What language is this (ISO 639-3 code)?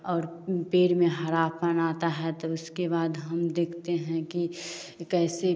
hin